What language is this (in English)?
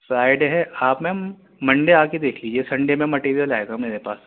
Urdu